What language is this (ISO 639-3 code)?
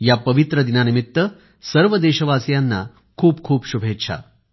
mar